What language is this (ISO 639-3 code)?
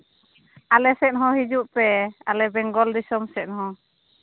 sat